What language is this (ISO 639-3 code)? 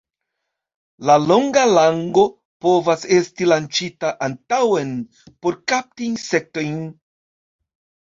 epo